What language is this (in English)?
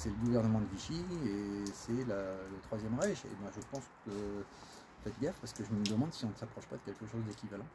French